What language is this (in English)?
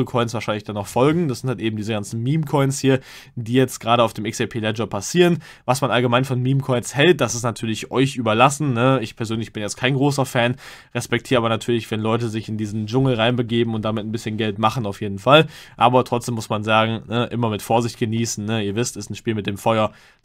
German